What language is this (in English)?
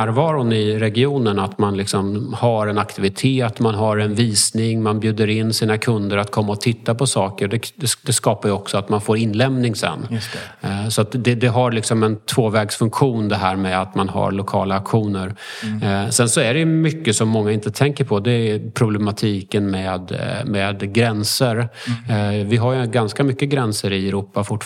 Swedish